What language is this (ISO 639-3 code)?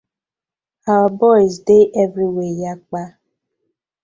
pcm